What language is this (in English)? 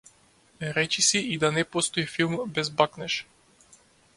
Macedonian